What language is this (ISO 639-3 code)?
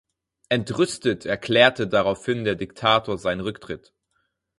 deu